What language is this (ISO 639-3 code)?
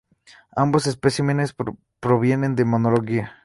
spa